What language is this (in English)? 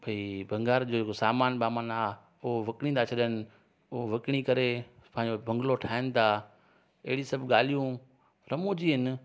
Sindhi